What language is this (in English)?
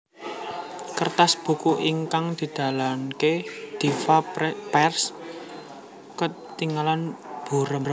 Javanese